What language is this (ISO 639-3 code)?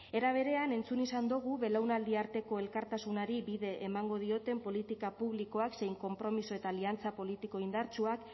eus